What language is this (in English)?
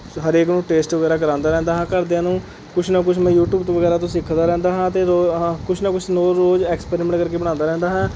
Punjabi